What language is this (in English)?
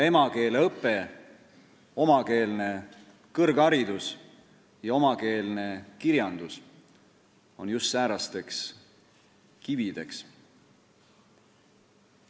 Estonian